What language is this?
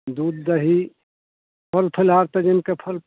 Maithili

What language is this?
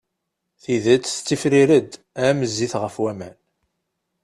Kabyle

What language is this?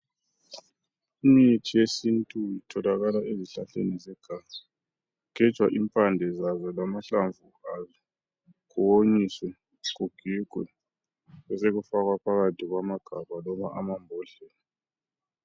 North Ndebele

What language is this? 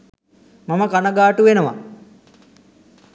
Sinhala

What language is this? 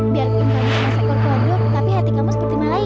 Indonesian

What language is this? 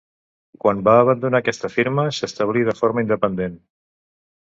Catalan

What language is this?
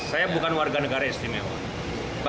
Indonesian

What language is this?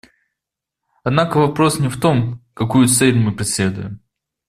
Russian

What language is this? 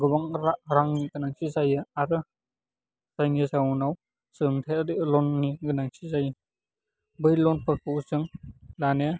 Bodo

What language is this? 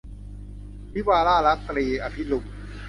Thai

